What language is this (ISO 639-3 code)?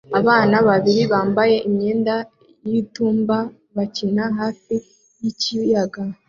kin